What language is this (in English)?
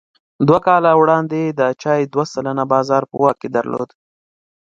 Pashto